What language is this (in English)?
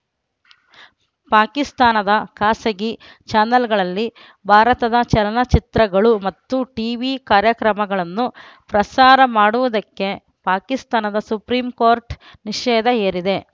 Kannada